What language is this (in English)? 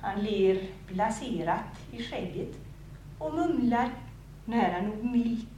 Swedish